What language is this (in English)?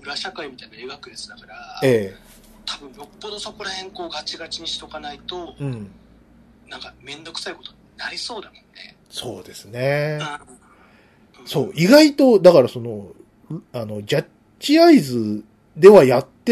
Japanese